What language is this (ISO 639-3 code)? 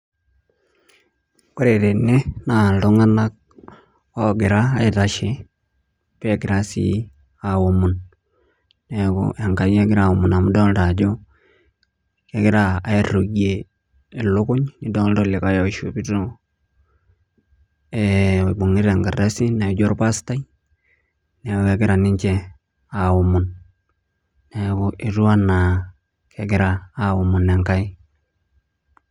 mas